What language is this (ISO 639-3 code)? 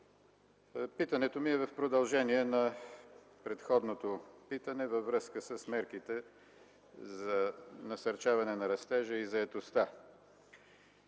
bul